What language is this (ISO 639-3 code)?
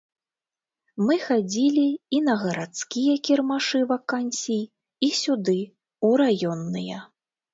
bel